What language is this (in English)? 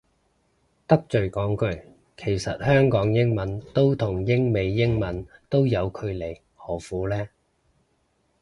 Cantonese